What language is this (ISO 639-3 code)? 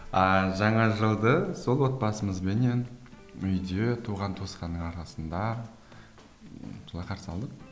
kaz